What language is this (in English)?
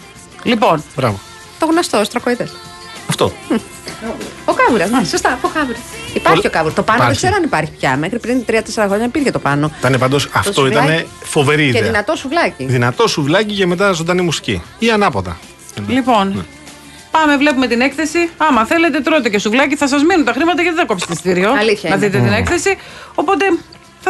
Greek